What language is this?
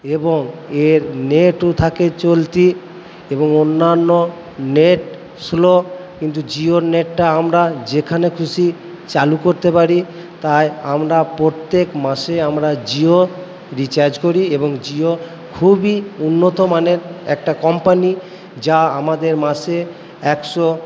Bangla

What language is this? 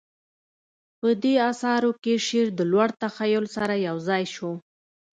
Pashto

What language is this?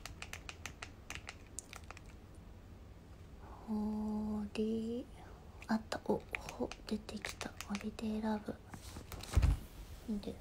Japanese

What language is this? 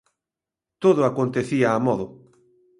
Galician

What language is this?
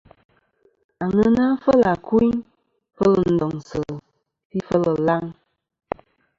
Kom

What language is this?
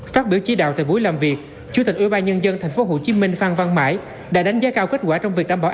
Vietnamese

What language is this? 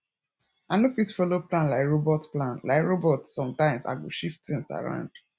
Nigerian Pidgin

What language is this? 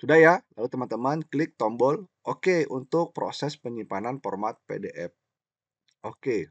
Indonesian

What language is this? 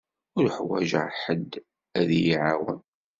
Kabyle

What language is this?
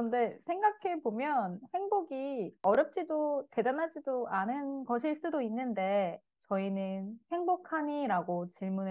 Korean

